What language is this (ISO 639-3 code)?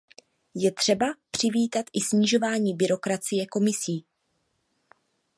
ces